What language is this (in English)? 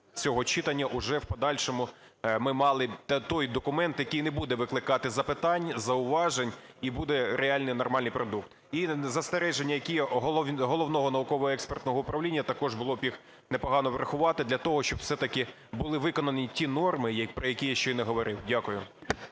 Ukrainian